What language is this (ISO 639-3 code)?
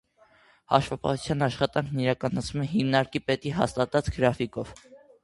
hye